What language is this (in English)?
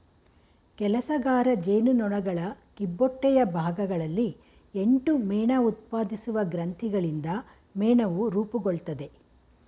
Kannada